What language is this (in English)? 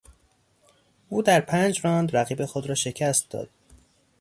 Persian